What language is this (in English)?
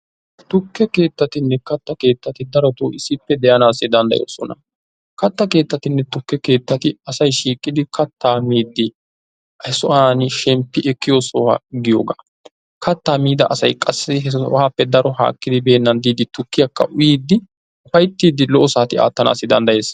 Wolaytta